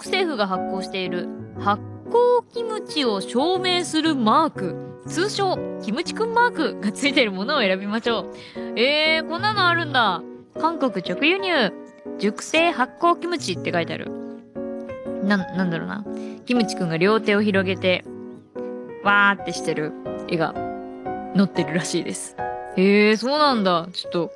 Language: Japanese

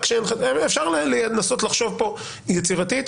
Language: Hebrew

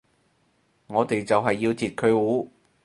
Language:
Cantonese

